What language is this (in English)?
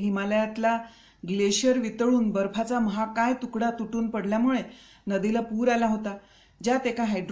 Marathi